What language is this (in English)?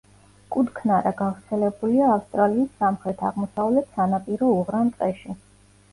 Georgian